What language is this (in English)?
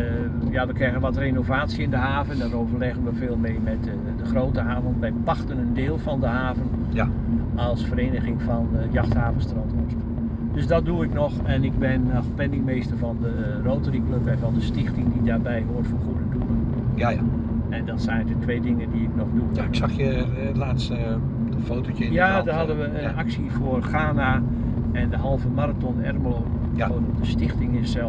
Dutch